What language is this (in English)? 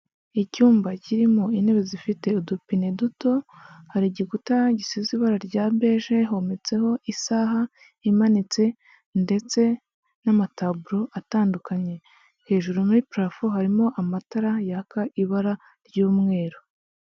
Kinyarwanda